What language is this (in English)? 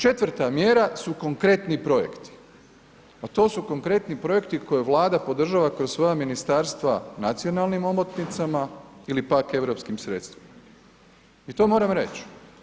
Croatian